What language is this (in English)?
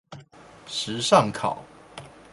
Chinese